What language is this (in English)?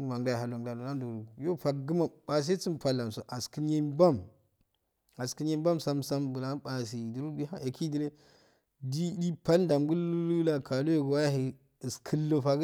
Afade